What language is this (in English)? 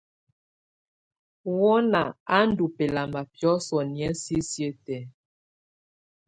Tunen